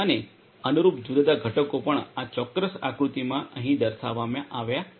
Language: Gujarati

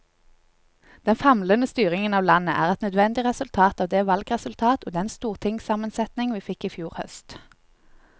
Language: Norwegian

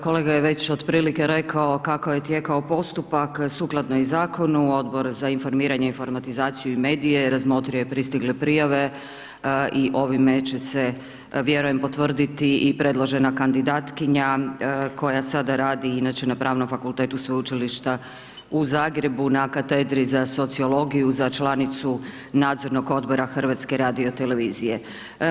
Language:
Croatian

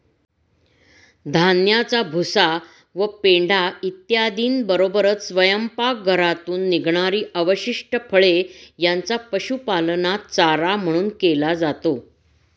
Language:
Marathi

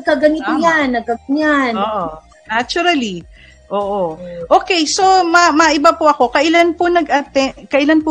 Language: Filipino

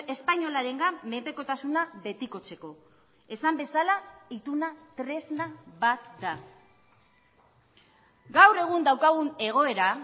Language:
Basque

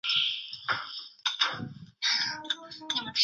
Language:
Chinese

